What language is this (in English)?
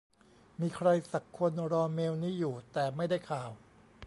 Thai